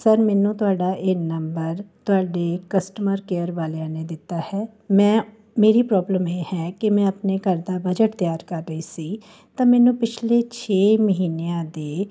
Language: Punjabi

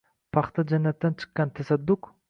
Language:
Uzbek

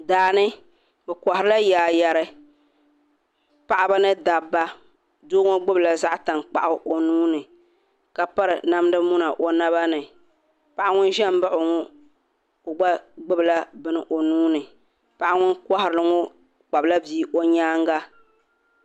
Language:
Dagbani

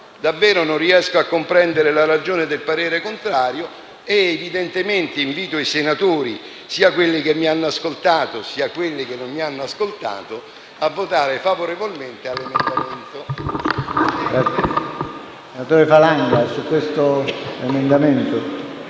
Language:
Italian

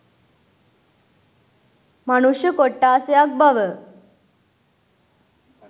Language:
Sinhala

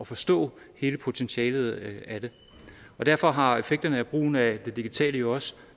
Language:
Danish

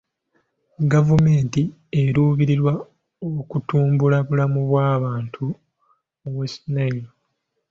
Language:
Ganda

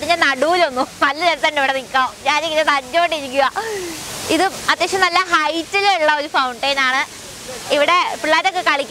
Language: Indonesian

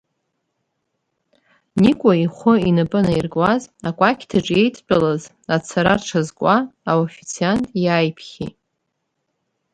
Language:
Abkhazian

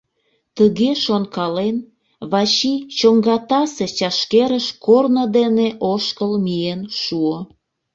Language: Mari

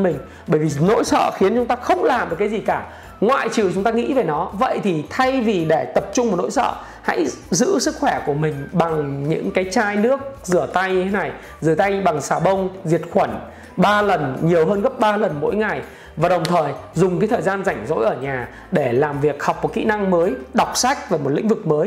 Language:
Vietnamese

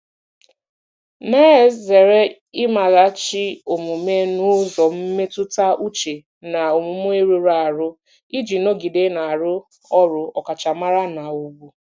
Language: Igbo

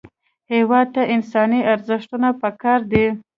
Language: Pashto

